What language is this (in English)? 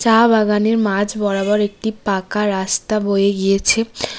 Bangla